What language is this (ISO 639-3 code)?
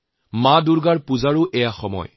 asm